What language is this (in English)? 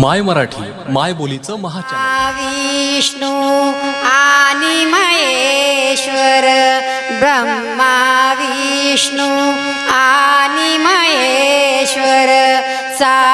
Marathi